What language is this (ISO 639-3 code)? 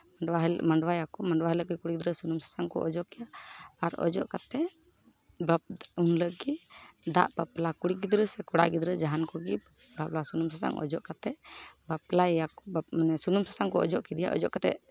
sat